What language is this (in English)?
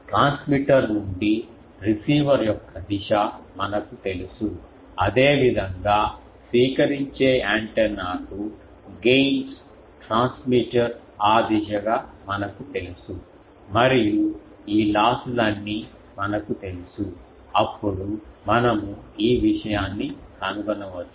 Telugu